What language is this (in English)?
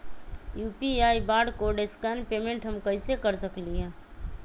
Magahi